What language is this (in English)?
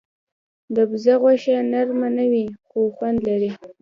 Pashto